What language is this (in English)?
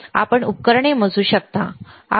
Marathi